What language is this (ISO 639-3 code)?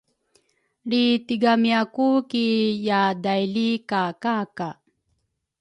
dru